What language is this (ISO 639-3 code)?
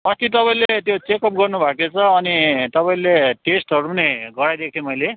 nep